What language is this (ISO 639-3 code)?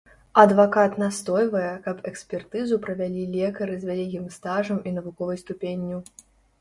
bel